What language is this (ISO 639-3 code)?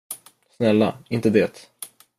swe